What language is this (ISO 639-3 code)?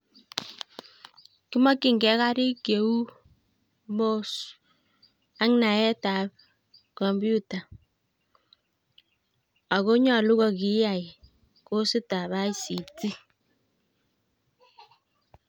kln